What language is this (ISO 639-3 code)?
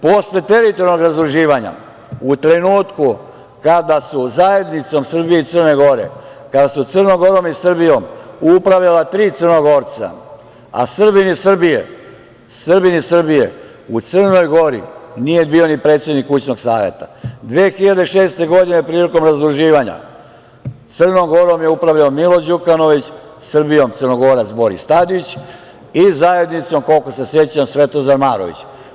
srp